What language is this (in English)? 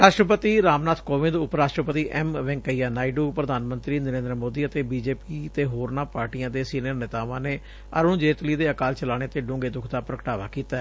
Punjabi